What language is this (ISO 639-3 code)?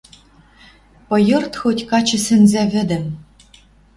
mrj